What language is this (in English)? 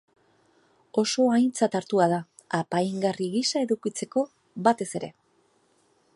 Basque